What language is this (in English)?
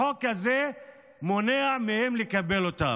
Hebrew